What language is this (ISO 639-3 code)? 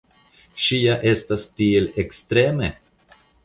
epo